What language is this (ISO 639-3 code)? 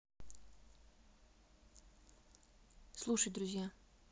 rus